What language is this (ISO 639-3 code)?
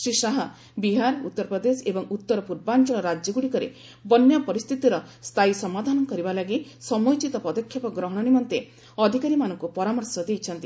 ori